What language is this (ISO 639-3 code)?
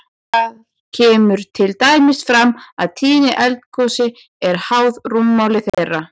isl